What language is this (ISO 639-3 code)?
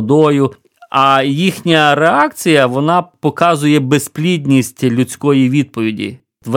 ukr